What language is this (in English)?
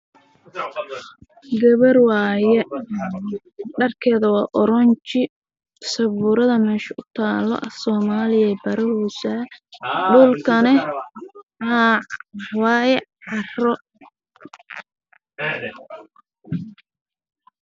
Somali